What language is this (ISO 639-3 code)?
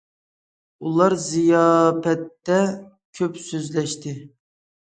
uig